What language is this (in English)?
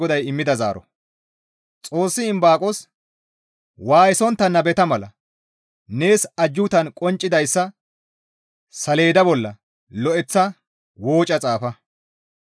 Gamo